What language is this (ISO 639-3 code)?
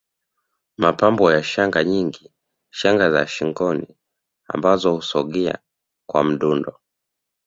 swa